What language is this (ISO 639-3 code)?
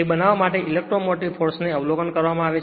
guj